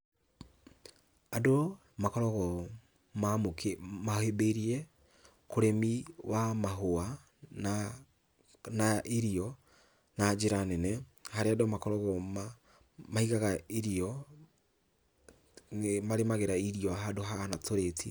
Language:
Kikuyu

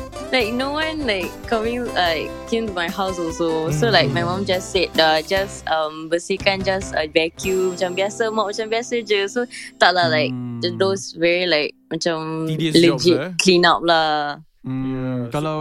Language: Malay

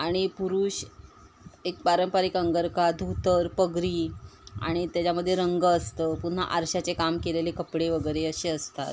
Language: Marathi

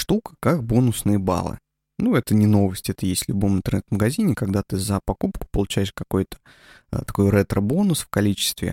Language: Russian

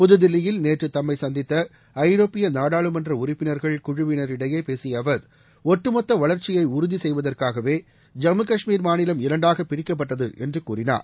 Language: Tamil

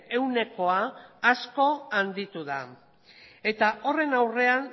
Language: Basque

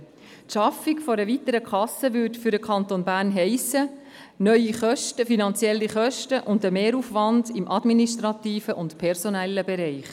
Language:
Swiss German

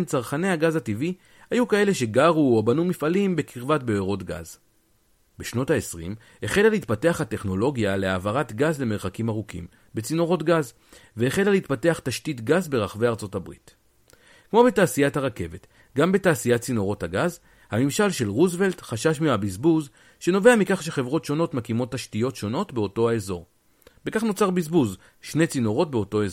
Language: Hebrew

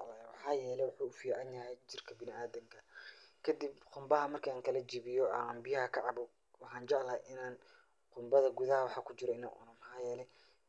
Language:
Somali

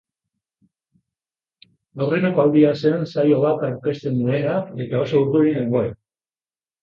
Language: Basque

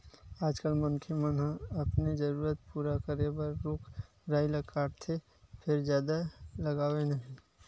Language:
Chhattisgarhi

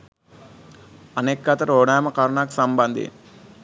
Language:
Sinhala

